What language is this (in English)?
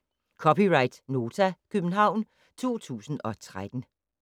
Danish